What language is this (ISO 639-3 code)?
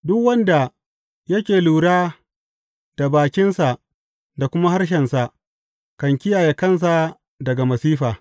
hau